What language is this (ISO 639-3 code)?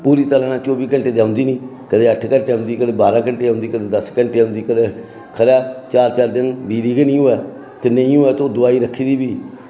doi